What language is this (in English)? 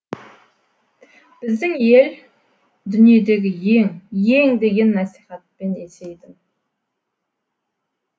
Kazakh